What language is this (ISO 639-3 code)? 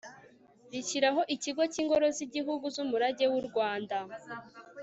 kin